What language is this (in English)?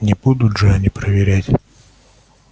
Russian